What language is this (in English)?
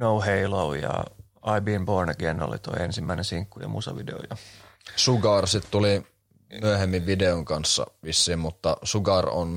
Finnish